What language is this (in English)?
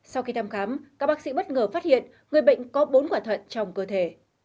Vietnamese